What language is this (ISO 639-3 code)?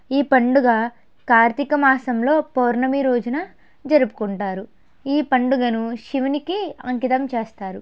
tel